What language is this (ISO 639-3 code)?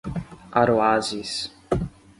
por